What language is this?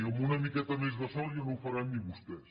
Catalan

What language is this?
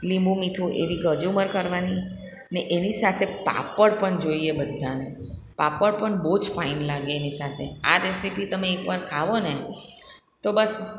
Gujarati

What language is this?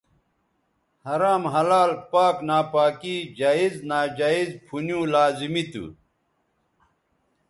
Bateri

